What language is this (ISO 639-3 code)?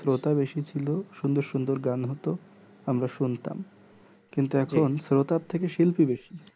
ben